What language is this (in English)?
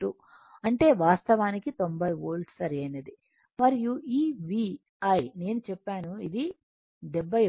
Telugu